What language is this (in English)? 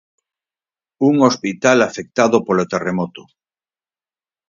Galician